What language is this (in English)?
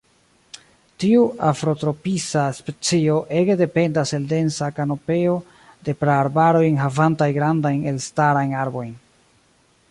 Esperanto